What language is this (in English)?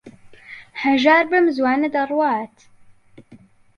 Central Kurdish